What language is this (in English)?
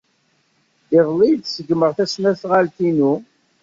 Kabyle